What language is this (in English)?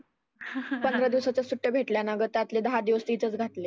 Marathi